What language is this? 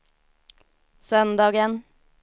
Swedish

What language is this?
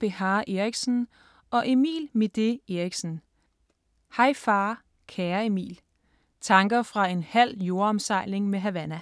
Danish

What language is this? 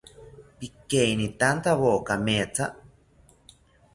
South Ucayali Ashéninka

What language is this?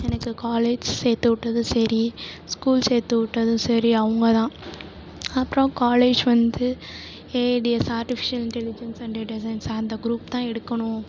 Tamil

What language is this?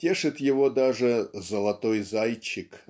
Russian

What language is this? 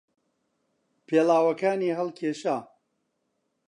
Central Kurdish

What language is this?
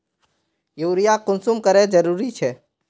Magahi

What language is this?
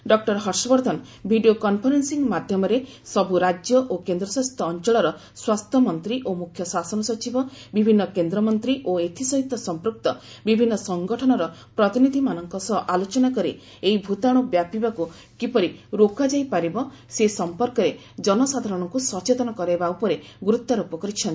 Odia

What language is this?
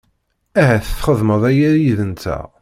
Kabyle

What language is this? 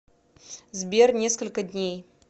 Russian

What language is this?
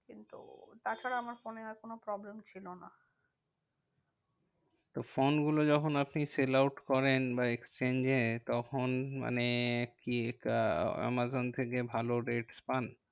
Bangla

